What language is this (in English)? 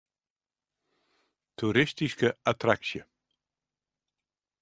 Western Frisian